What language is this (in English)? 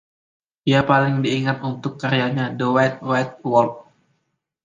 Indonesian